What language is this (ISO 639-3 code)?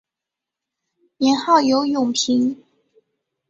zho